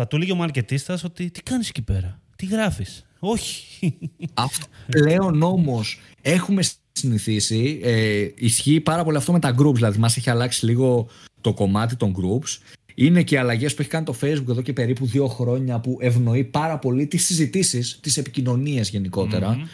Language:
Greek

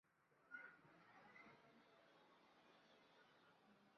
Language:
Chinese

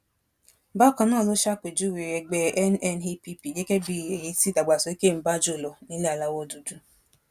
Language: Yoruba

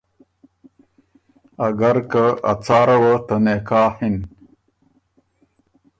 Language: Ormuri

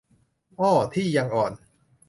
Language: Thai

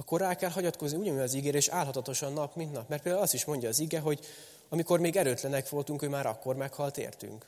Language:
Hungarian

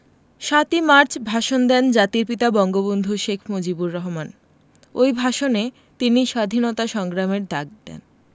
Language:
Bangla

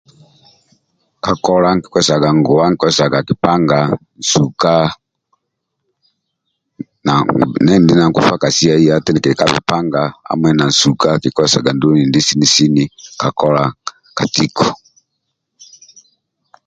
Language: Amba (Uganda)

